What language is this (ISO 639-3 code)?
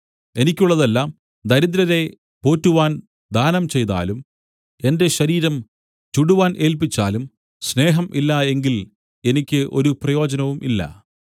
mal